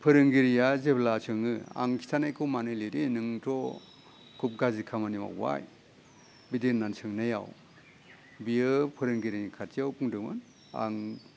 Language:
Bodo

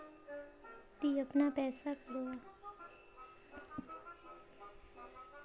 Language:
Magahi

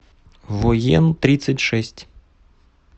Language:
Russian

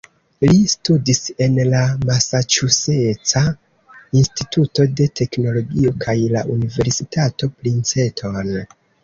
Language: Esperanto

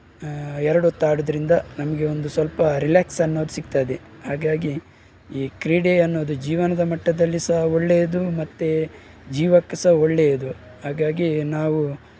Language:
Kannada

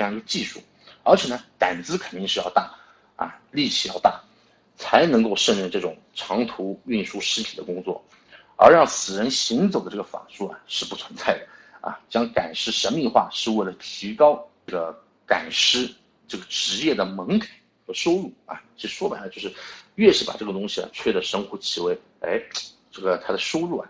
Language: Chinese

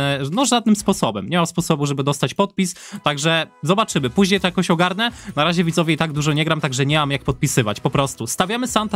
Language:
Polish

